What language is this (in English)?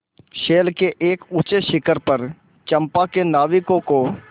Hindi